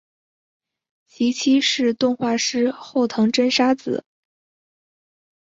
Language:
Chinese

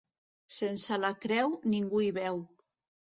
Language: Catalan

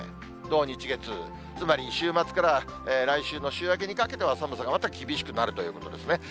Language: Japanese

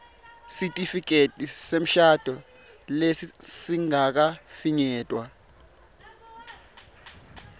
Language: Swati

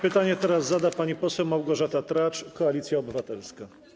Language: Polish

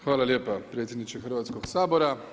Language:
Croatian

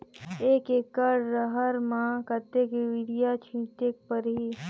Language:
Chhattisgarhi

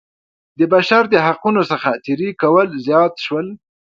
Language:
Pashto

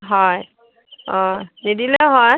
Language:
Assamese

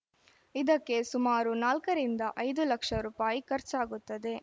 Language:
Kannada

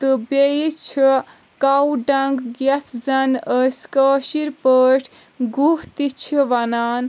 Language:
Kashmiri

